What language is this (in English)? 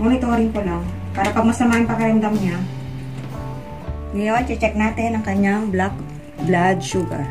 Filipino